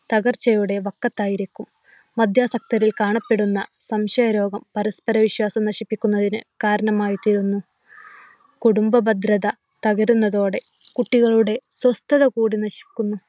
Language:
Malayalam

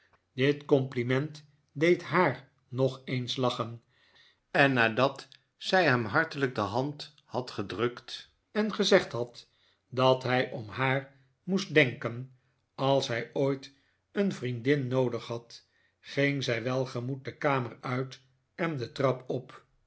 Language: Dutch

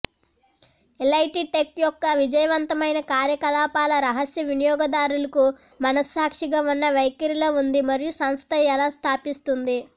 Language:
Telugu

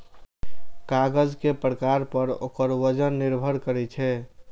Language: Maithili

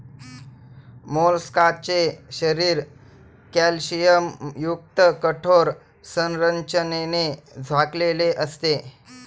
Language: Marathi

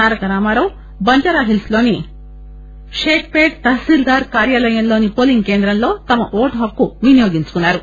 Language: Telugu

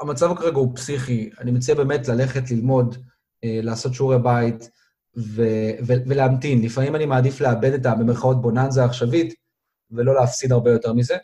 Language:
Hebrew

